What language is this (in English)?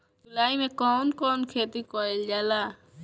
Bhojpuri